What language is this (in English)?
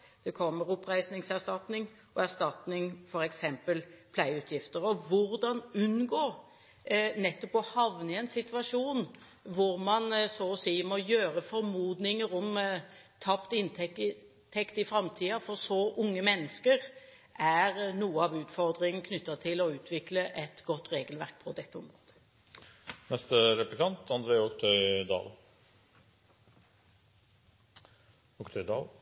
Norwegian Bokmål